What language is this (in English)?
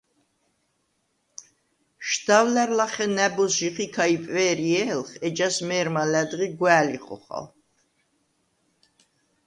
Svan